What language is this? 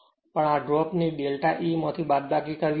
Gujarati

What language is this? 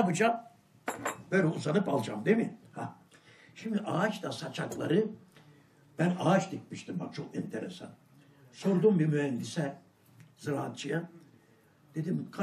Turkish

